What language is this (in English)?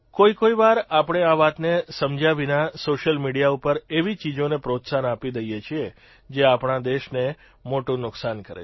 Gujarati